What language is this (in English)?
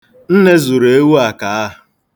Igbo